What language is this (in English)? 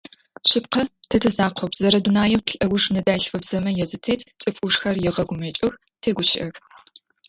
Adyghe